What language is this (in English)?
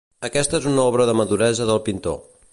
Catalan